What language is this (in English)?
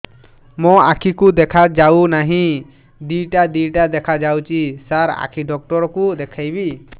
Odia